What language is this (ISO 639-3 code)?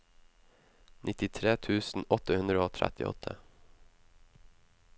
nor